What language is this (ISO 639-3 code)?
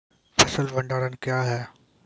mai